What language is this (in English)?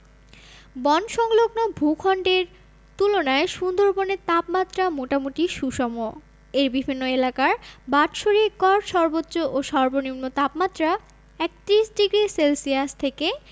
Bangla